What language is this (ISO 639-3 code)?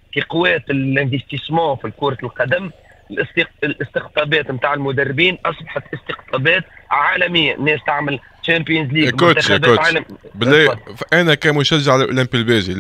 ara